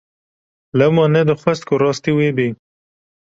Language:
Kurdish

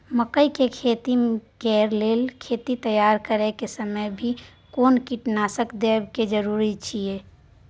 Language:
Maithili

